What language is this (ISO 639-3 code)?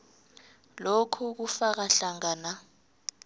nbl